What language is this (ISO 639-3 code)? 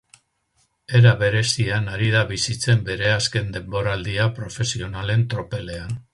eus